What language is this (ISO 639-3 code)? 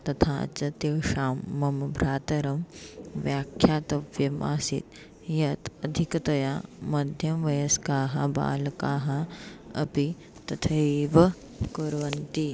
san